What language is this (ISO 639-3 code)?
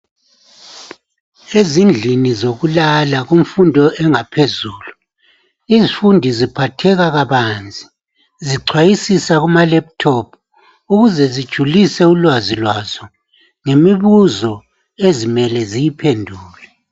nde